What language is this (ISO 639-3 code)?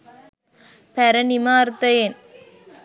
sin